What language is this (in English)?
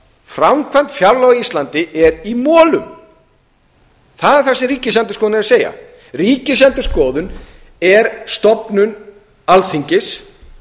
Icelandic